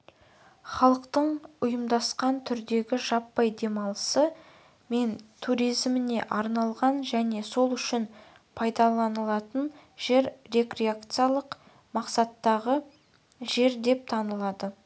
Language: Kazakh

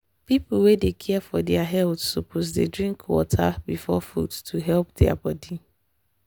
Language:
Nigerian Pidgin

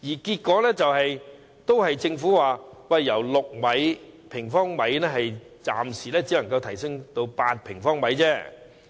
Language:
Cantonese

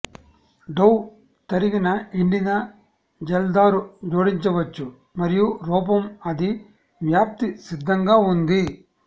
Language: Telugu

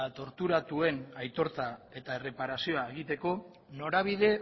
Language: Basque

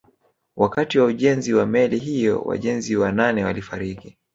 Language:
Swahili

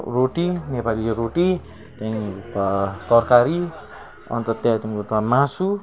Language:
Nepali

